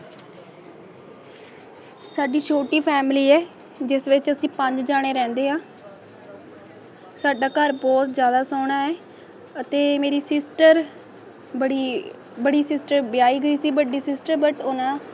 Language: Punjabi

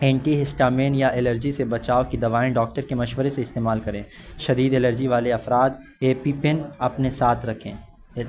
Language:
Urdu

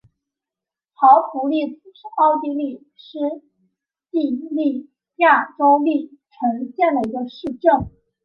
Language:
Chinese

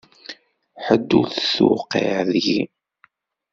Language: Kabyle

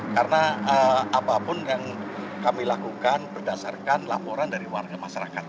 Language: Indonesian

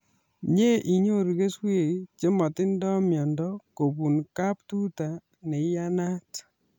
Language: Kalenjin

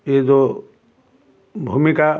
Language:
Odia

